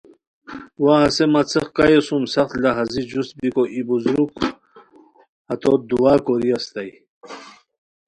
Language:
Khowar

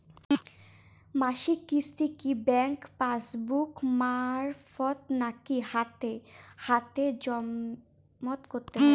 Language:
Bangla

